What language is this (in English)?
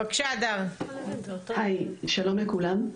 Hebrew